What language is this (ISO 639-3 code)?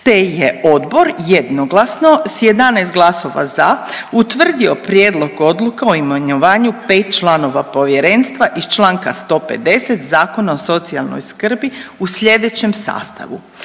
hrv